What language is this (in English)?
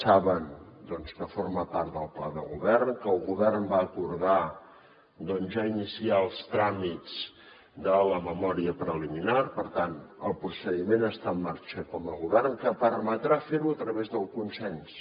Catalan